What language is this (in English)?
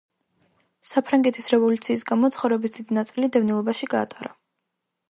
Georgian